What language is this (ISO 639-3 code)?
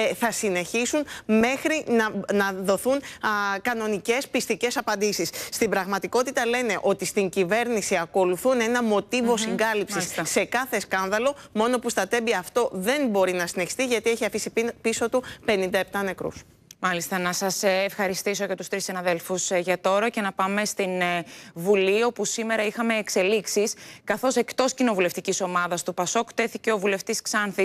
ell